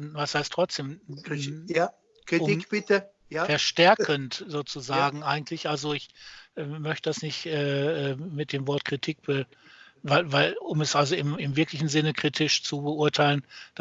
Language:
German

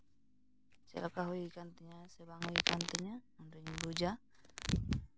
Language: Santali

